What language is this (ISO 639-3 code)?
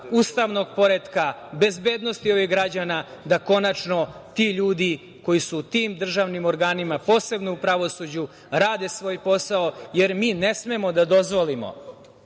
srp